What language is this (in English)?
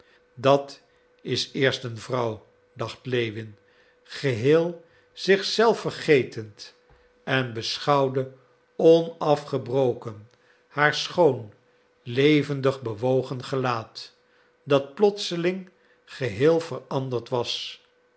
Dutch